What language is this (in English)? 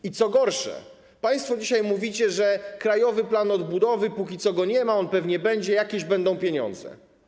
Polish